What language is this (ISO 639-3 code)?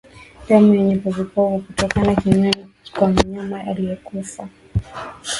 swa